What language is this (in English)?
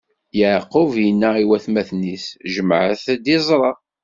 Kabyle